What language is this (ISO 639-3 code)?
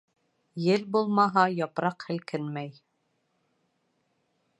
bak